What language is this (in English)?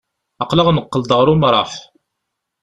Kabyle